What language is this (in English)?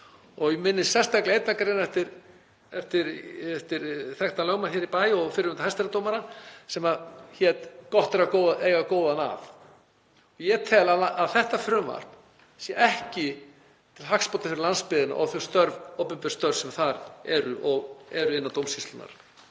Icelandic